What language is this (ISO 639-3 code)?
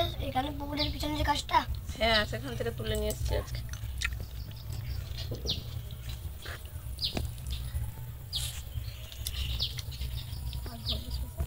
ron